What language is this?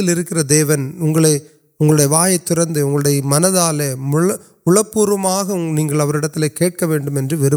Urdu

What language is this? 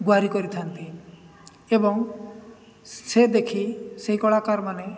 Odia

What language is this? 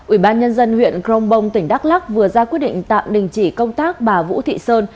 Vietnamese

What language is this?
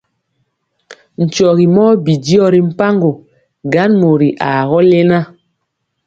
Mpiemo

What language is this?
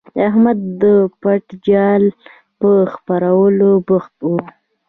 Pashto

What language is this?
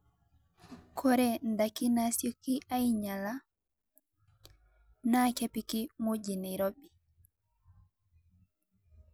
Masai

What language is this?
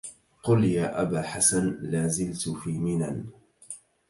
Arabic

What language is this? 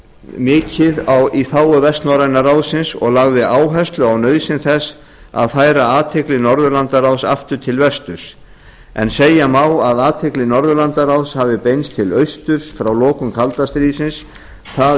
Icelandic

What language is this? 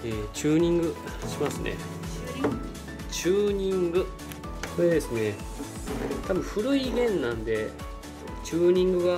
Japanese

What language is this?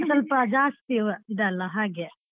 Kannada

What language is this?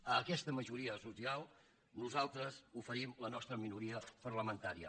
Catalan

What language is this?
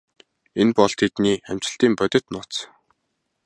Mongolian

